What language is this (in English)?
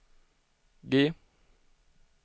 Swedish